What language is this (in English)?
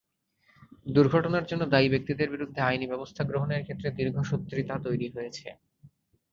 Bangla